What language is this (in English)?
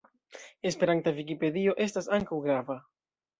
Esperanto